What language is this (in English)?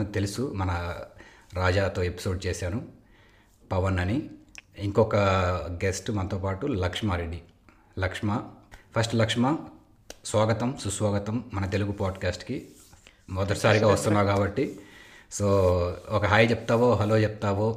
Telugu